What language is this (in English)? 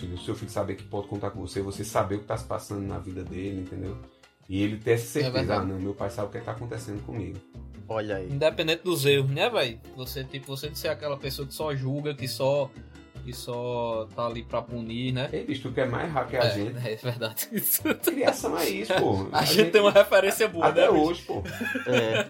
Portuguese